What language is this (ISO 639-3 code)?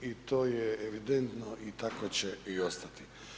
hrv